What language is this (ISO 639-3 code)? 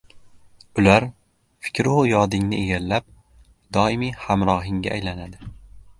uzb